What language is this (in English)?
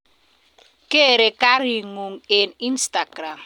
Kalenjin